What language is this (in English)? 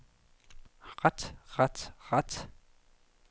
Danish